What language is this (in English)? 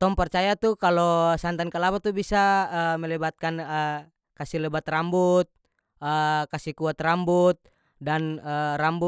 North Moluccan Malay